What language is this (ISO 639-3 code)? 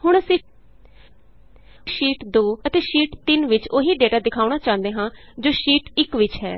pan